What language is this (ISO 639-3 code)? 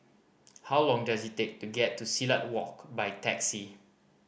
eng